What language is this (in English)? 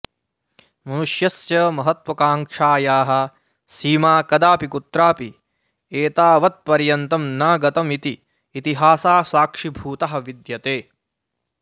Sanskrit